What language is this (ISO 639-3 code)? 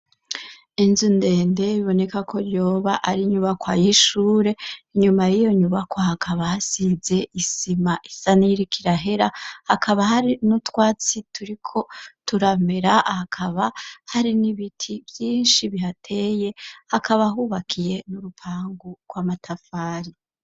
run